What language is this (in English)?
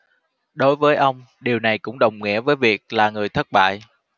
Vietnamese